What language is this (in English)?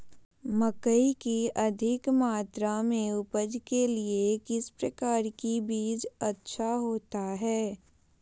Magahi